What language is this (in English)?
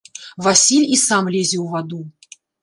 Belarusian